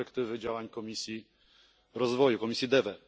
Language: Polish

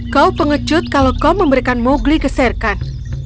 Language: Indonesian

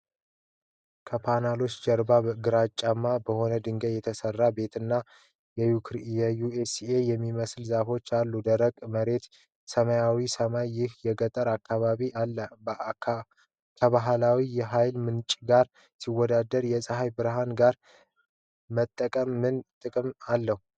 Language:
Amharic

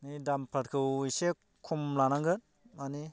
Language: Bodo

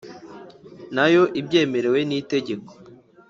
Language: Kinyarwanda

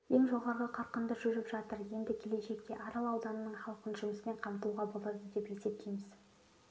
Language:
Kazakh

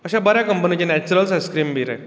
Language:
Konkani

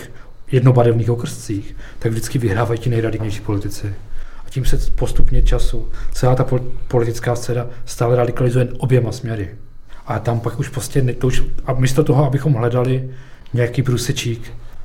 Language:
Czech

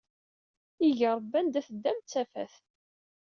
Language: Kabyle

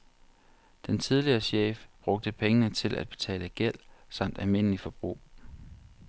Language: Danish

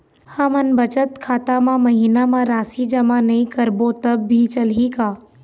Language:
Chhattisgarhi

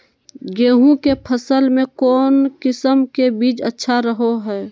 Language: Magahi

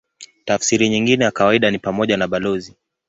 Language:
Swahili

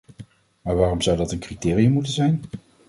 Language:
Dutch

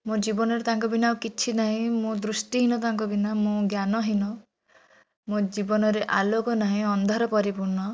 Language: Odia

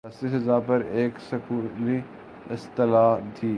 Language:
Urdu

